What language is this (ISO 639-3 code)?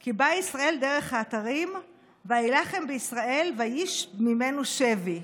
heb